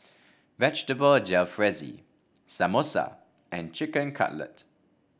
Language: English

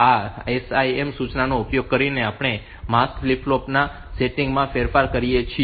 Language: Gujarati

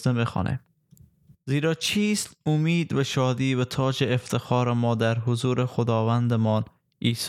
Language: Persian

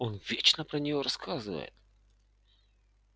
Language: Russian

